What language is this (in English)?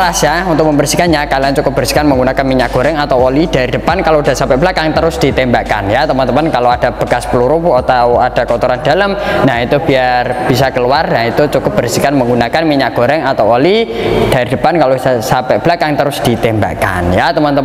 Indonesian